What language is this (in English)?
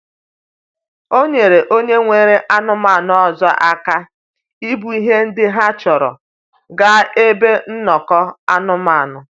Igbo